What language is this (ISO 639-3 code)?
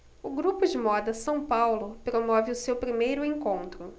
por